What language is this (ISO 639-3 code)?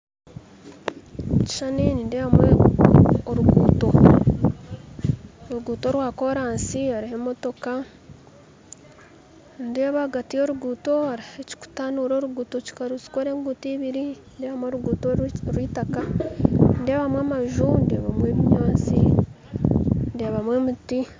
nyn